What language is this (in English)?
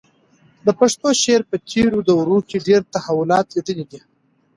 Pashto